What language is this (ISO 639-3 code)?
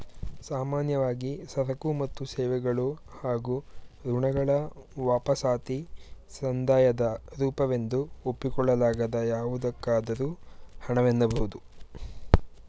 kan